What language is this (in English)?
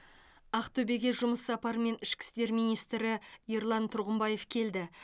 Kazakh